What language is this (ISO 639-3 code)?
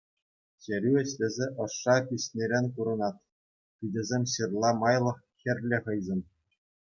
chv